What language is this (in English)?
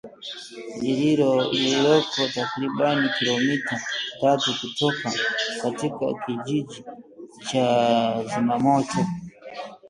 Swahili